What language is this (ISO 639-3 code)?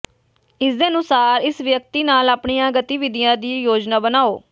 pan